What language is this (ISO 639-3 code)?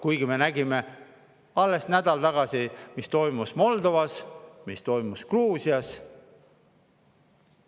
est